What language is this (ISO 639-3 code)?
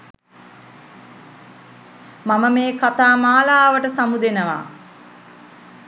sin